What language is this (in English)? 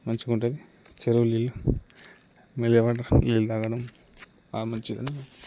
Telugu